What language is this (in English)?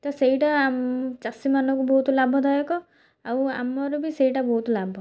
Odia